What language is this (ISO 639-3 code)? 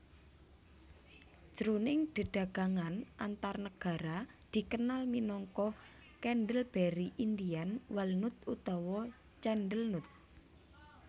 jav